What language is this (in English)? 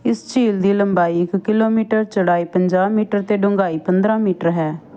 Punjabi